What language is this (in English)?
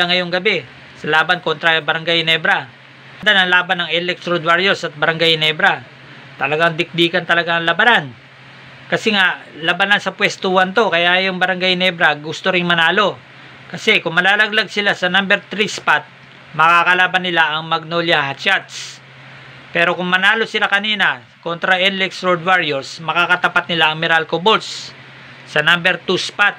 Filipino